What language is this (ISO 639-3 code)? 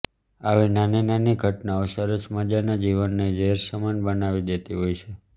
guj